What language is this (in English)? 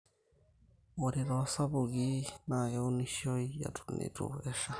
Masai